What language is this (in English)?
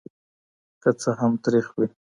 Pashto